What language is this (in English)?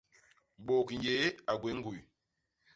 Basaa